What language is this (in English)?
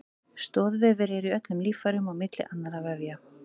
Icelandic